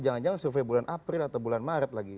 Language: Indonesian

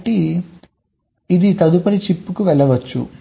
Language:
Telugu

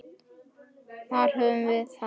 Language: Icelandic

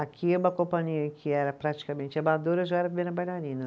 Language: Portuguese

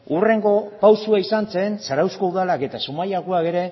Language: Basque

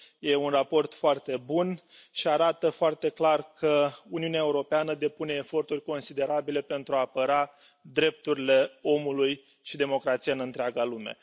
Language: Romanian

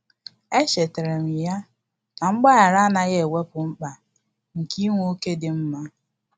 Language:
Igbo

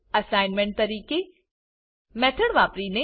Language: Gujarati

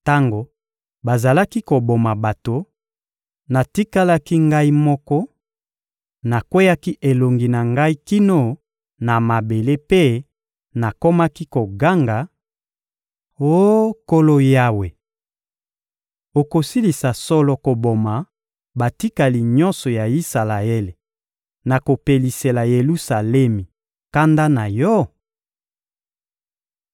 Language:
Lingala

